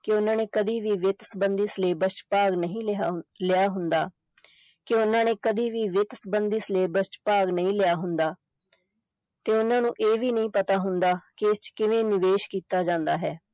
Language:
Punjabi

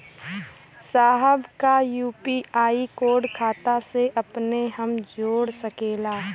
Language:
Bhojpuri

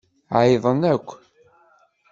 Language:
Kabyle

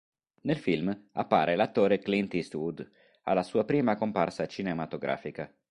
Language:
Italian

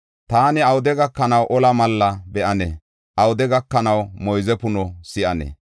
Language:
Gofa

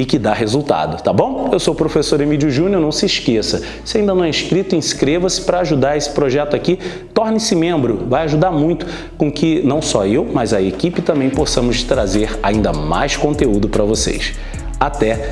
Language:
Portuguese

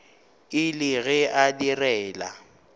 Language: Northern Sotho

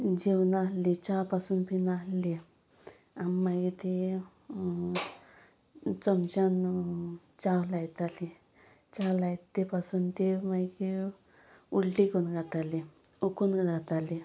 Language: Konkani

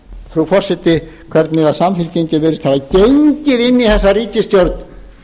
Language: Icelandic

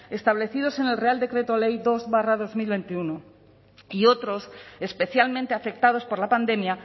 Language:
Spanish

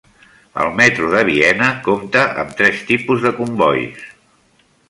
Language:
Catalan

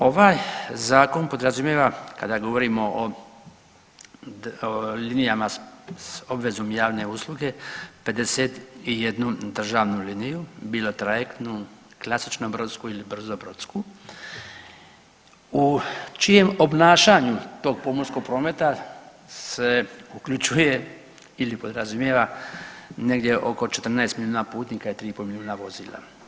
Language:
Croatian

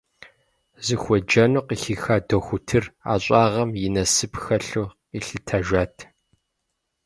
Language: Kabardian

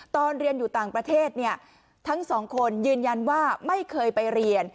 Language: Thai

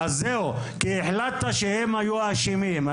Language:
Hebrew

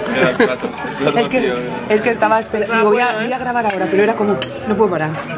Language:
Spanish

